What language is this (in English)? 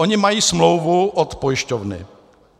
Czech